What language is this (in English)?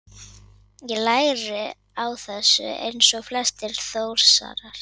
Icelandic